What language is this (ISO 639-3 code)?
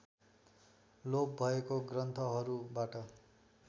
nep